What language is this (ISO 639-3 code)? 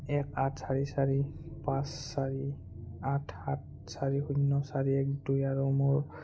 asm